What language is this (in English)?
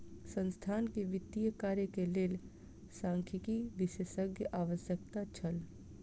Maithili